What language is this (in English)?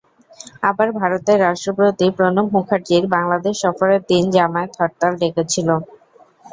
Bangla